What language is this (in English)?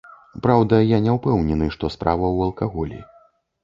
Belarusian